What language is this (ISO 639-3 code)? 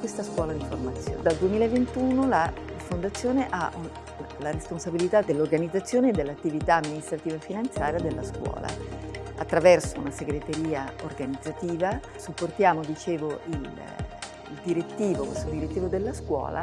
ita